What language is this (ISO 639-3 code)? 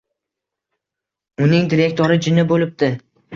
uzb